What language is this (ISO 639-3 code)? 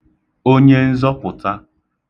ibo